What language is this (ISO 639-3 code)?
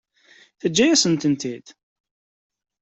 kab